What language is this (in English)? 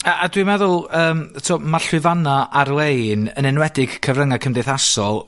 Welsh